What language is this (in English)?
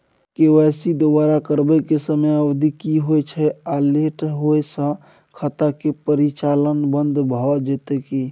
Maithili